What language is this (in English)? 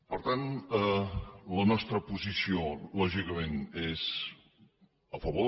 Catalan